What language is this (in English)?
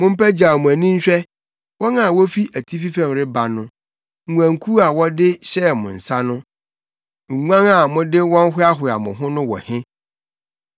Akan